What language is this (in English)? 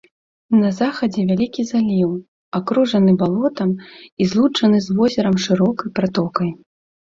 Belarusian